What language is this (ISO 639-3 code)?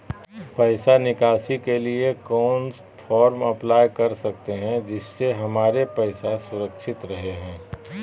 mag